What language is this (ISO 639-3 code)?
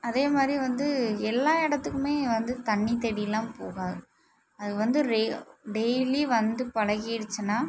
tam